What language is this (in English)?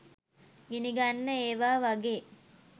Sinhala